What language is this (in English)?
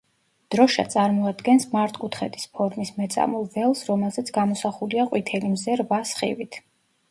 Georgian